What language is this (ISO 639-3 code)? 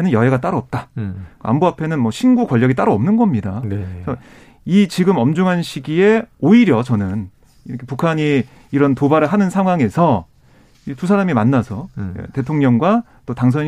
kor